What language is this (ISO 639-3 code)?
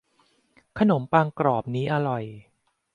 tha